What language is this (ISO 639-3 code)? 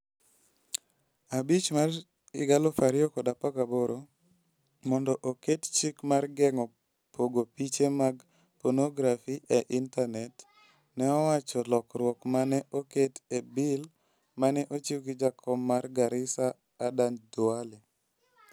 luo